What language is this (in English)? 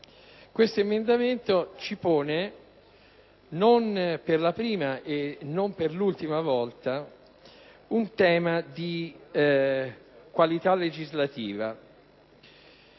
Italian